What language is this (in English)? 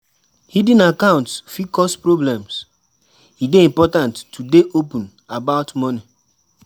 Nigerian Pidgin